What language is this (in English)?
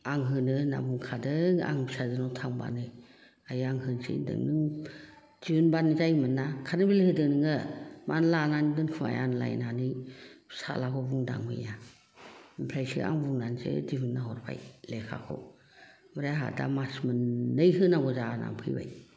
Bodo